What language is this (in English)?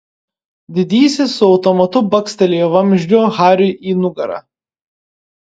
Lithuanian